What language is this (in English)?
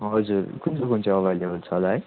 Nepali